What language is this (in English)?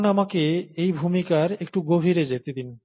Bangla